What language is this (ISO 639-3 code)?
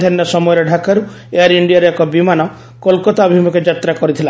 ori